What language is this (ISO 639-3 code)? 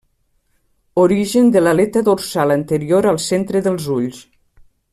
cat